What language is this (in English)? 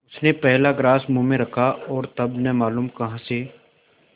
Hindi